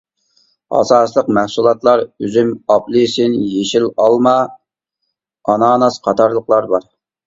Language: Uyghur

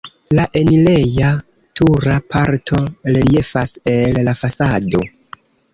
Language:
Esperanto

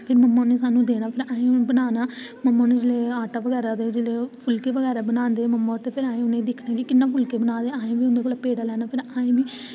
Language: Dogri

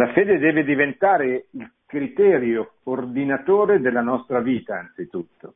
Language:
Italian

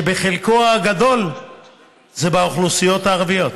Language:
Hebrew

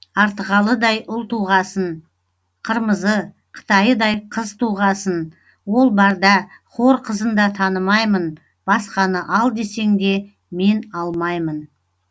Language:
Kazakh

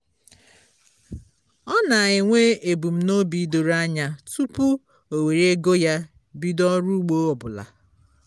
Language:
Igbo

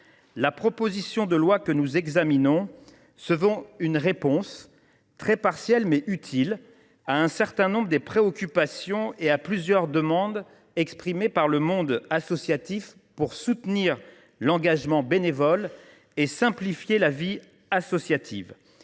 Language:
French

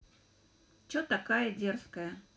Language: Russian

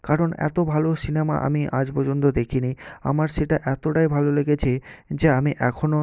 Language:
Bangla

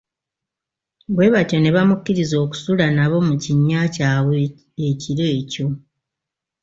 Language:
Ganda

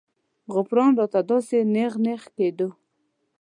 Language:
Pashto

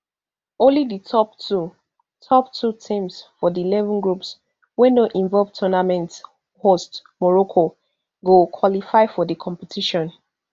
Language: Nigerian Pidgin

